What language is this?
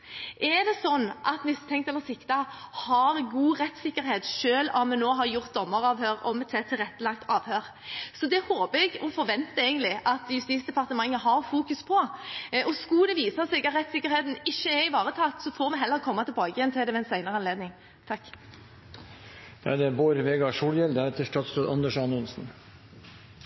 Norwegian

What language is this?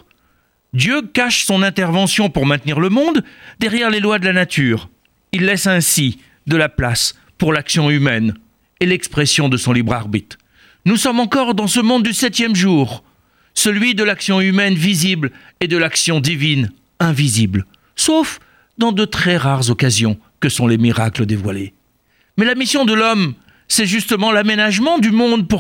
French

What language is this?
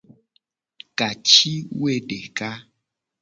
Gen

